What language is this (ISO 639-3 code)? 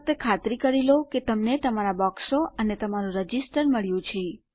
guj